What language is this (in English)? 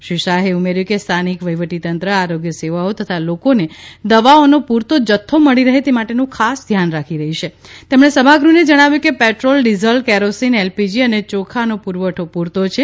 Gujarati